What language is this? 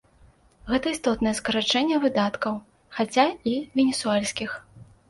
Belarusian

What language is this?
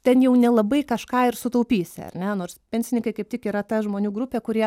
Lithuanian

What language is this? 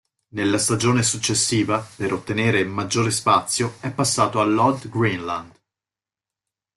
Italian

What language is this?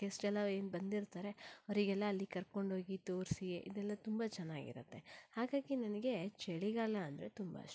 Kannada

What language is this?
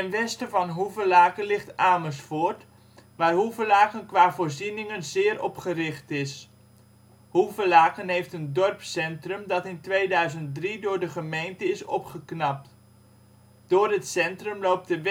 Dutch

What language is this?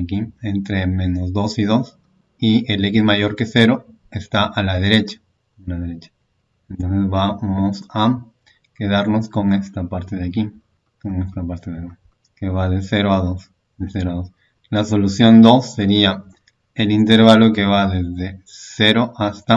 Spanish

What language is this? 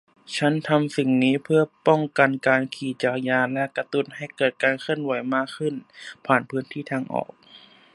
Thai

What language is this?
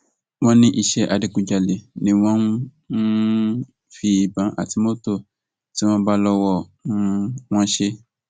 Yoruba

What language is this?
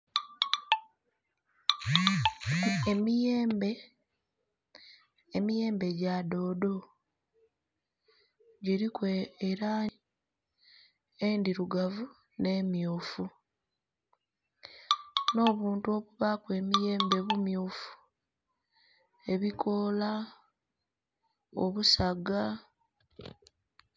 Soga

